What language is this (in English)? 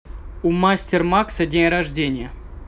Russian